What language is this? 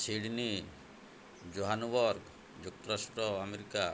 Odia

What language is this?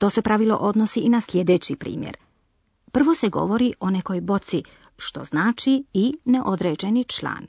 Croatian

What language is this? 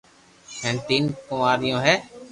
Loarki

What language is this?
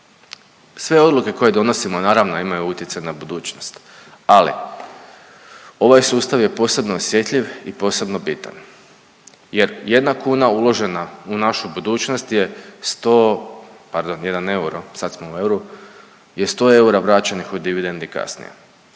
Croatian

